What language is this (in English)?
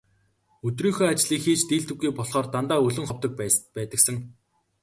Mongolian